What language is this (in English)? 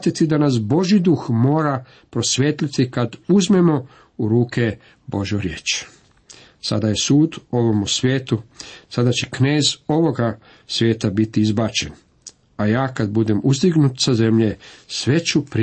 Croatian